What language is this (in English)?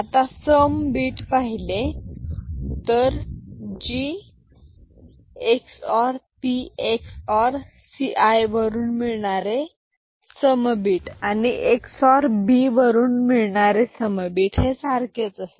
Marathi